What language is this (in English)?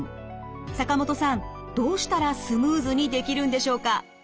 Japanese